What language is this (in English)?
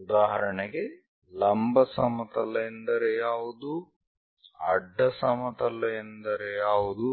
Kannada